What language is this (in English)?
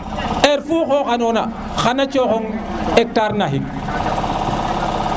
Serer